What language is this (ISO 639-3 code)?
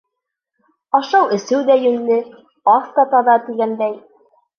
bak